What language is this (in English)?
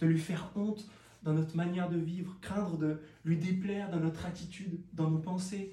French